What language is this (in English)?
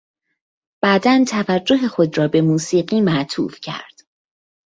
Persian